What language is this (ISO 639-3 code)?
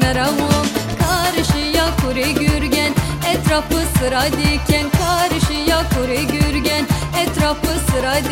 heb